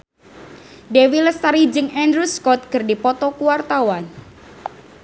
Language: Sundanese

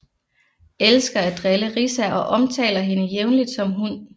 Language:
Danish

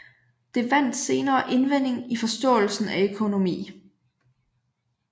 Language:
Danish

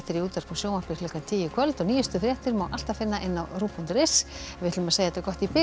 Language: Icelandic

